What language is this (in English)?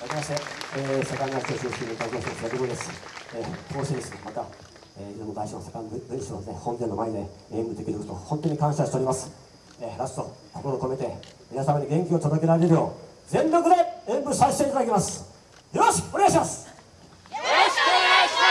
Japanese